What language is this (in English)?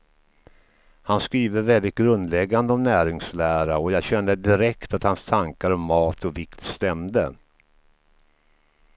Swedish